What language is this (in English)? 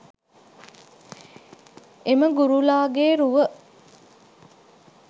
Sinhala